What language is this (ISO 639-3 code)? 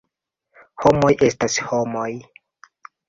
epo